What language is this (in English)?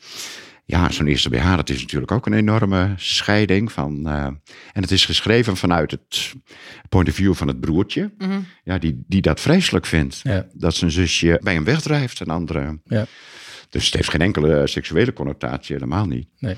Dutch